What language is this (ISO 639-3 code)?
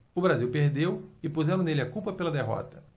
por